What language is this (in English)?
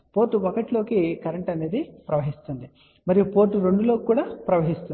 Telugu